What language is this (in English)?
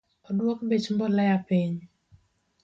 Luo (Kenya and Tanzania)